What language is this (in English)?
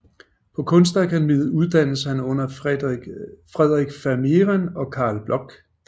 Danish